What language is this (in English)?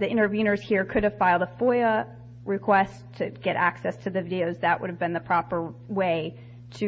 English